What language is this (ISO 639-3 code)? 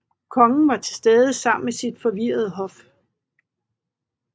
dan